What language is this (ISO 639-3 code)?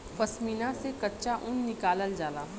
bho